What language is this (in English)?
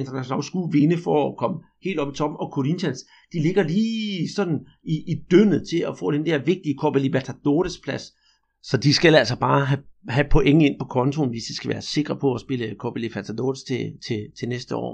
Danish